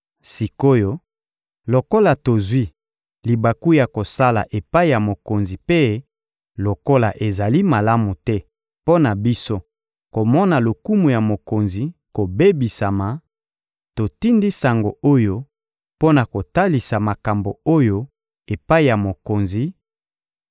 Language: Lingala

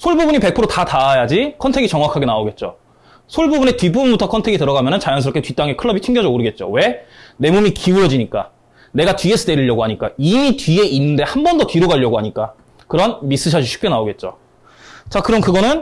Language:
Korean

